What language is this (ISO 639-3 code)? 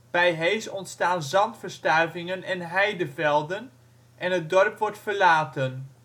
nld